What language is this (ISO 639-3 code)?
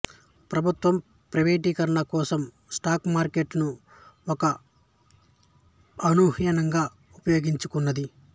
tel